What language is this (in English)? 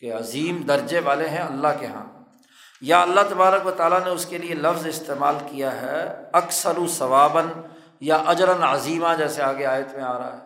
Urdu